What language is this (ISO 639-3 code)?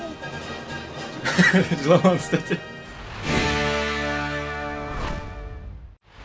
kaz